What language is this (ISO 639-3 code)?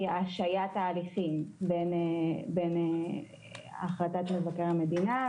heb